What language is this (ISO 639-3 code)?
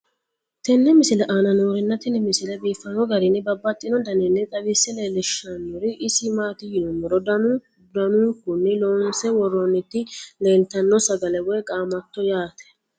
sid